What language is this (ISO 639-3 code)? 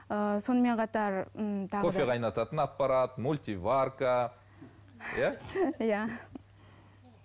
kaz